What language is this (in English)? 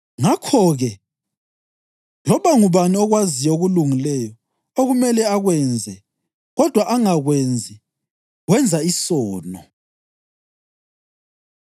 North Ndebele